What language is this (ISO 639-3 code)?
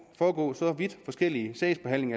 dan